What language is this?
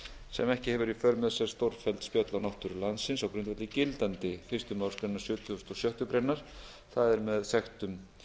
Icelandic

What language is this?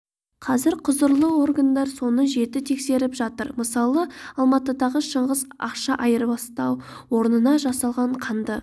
Kazakh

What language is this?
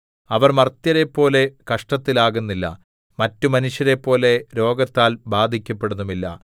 Malayalam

